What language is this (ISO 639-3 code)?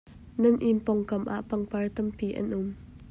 cnh